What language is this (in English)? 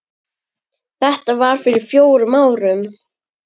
Icelandic